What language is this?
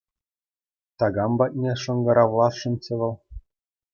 Chuvash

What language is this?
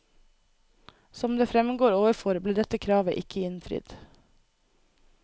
Norwegian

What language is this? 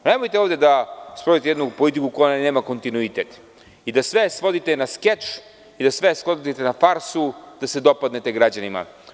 Serbian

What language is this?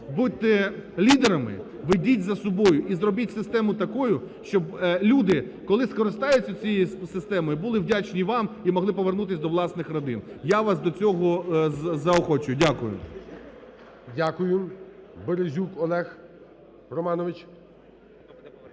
Ukrainian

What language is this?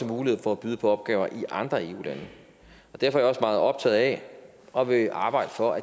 Danish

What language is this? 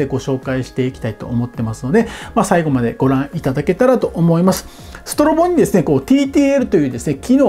Japanese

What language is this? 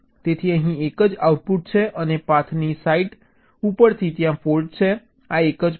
Gujarati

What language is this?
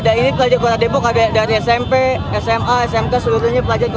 Indonesian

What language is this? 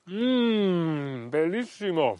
Welsh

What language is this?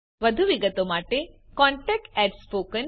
Gujarati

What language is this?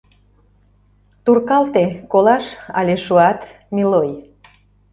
Mari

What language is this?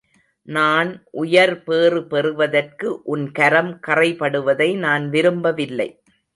Tamil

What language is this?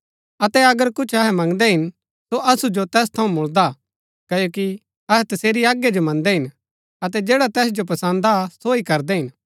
Gaddi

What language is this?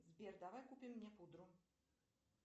Russian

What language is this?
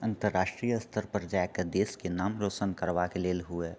Maithili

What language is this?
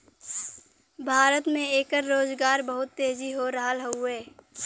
Bhojpuri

